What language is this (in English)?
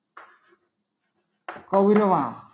Gujarati